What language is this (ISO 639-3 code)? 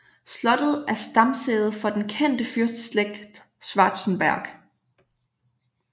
dan